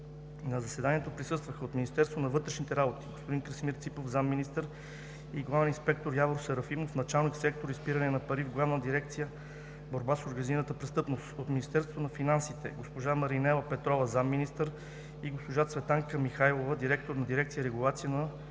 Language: Bulgarian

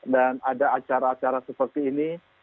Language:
Indonesian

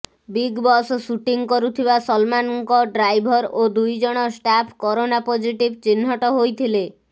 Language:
Odia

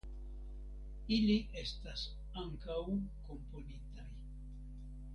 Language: Esperanto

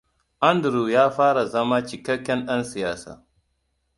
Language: Hausa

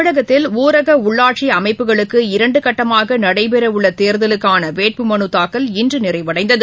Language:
Tamil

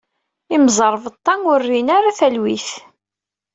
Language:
Kabyle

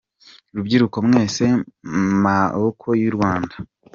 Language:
Kinyarwanda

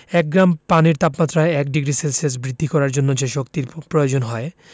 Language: Bangla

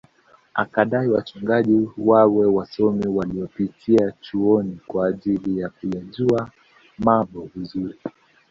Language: Swahili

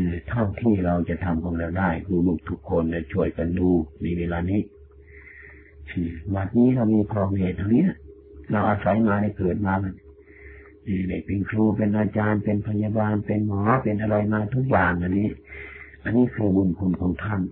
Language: Thai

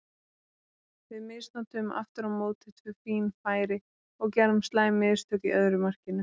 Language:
Icelandic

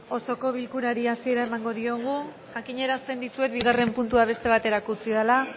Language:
Basque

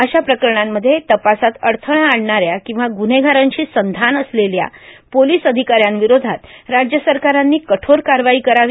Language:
Marathi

